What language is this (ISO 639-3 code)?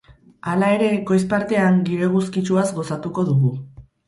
eus